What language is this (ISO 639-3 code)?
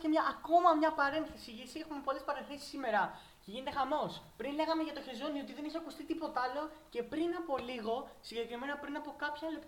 ell